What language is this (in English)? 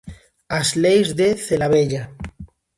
Galician